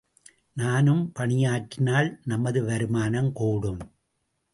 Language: Tamil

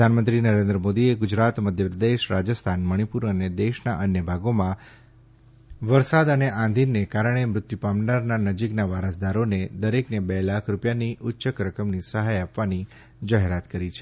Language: Gujarati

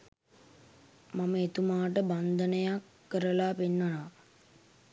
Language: Sinhala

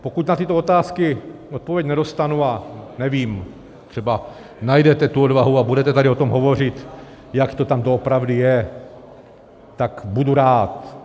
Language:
Czech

